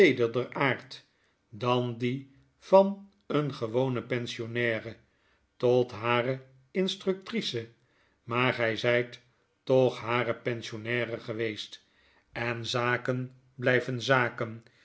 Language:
Dutch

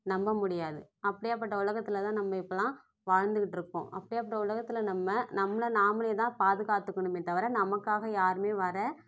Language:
Tamil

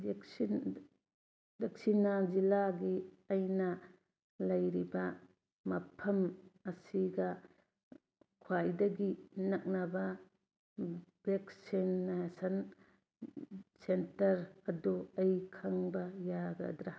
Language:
Manipuri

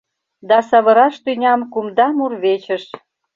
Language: Mari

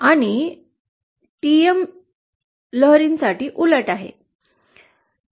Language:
Marathi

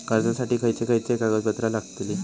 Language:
Marathi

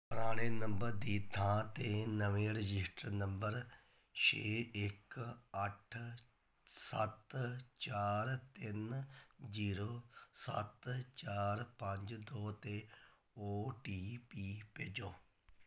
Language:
Punjabi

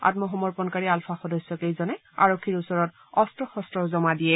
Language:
Assamese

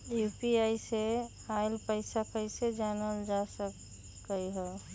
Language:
Magahi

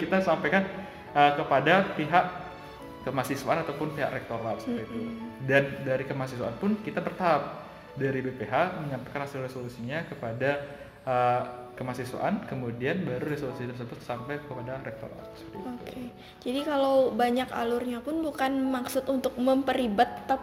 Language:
Indonesian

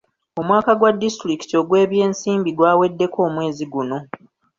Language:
Ganda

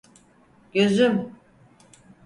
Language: Turkish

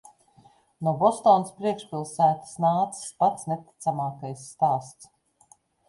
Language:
Latvian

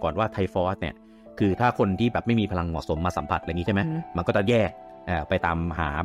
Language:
Thai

